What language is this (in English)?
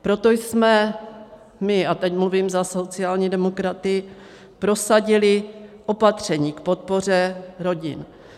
Czech